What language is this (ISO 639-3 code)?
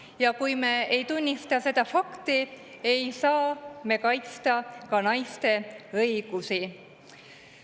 est